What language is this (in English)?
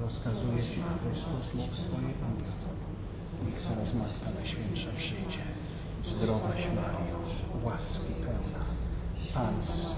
Polish